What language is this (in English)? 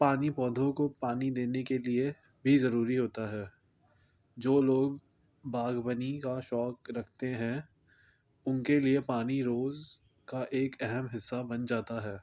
Urdu